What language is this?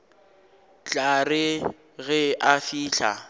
Northern Sotho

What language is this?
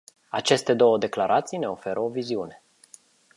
Romanian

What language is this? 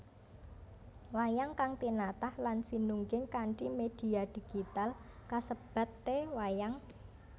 Javanese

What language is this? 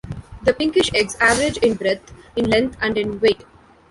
English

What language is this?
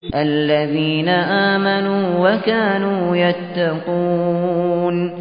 Arabic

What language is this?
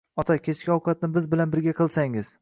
Uzbek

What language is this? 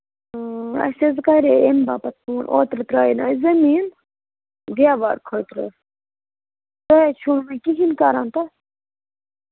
Kashmiri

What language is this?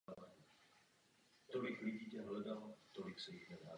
Czech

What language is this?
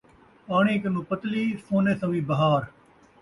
Saraiki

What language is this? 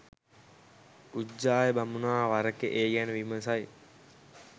Sinhala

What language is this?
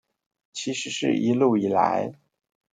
Chinese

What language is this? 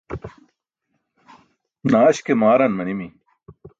Burushaski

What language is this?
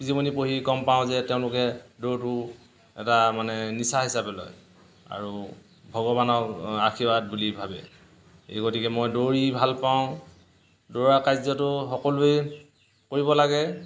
Assamese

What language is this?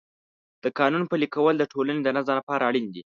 Pashto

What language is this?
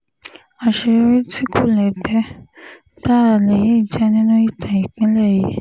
Yoruba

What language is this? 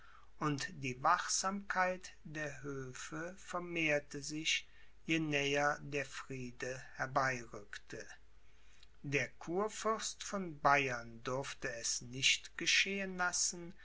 German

